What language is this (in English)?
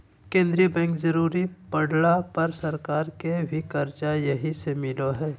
Magahi